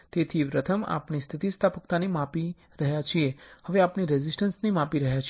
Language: Gujarati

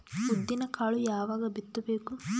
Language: Kannada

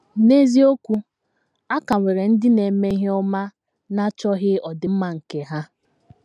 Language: Igbo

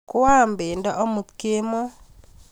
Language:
Kalenjin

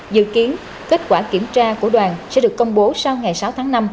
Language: Vietnamese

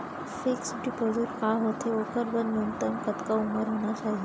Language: Chhattisgarhi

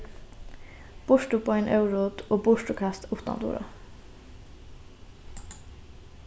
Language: Faroese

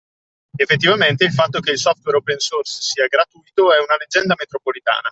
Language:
Italian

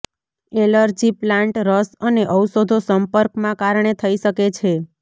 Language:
Gujarati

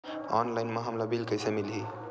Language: Chhattisgarhi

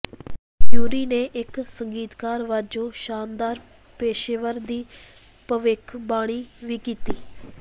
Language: Punjabi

